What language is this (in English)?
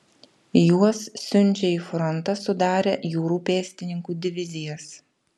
Lithuanian